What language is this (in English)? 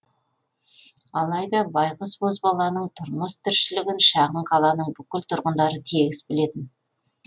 Kazakh